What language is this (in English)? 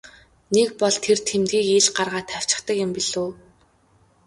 Mongolian